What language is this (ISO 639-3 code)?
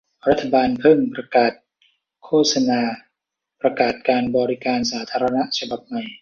tha